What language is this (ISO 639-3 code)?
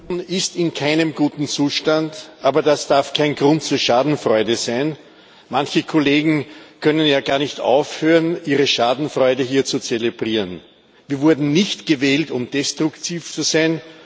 deu